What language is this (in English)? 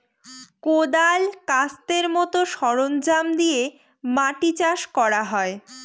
Bangla